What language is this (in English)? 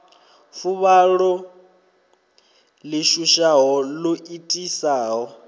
Venda